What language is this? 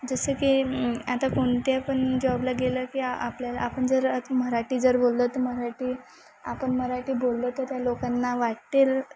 Marathi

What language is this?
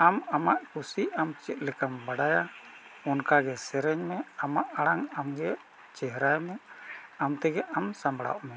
Santali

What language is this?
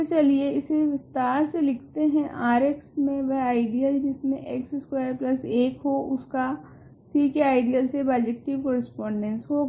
Hindi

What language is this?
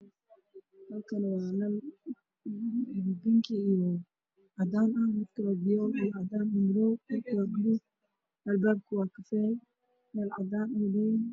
Somali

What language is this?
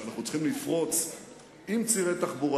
Hebrew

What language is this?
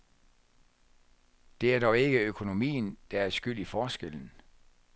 Danish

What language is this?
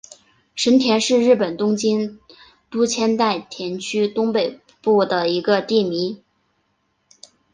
Chinese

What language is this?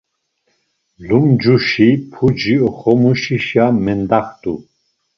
Laz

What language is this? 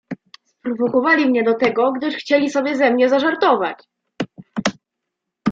Polish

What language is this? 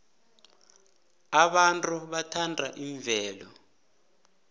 South Ndebele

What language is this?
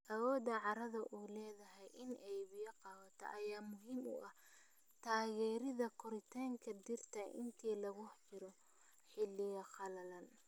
Somali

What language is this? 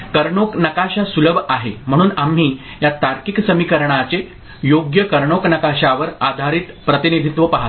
Marathi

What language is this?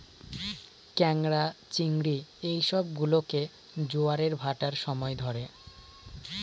Bangla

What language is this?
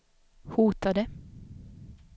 Swedish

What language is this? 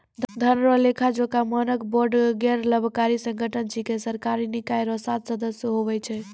Maithili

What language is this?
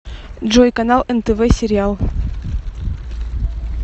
Russian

